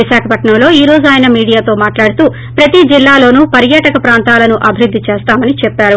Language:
Telugu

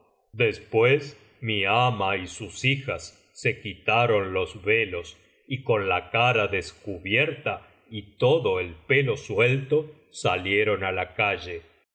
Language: Spanish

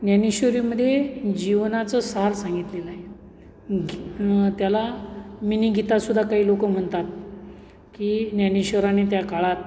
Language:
Marathi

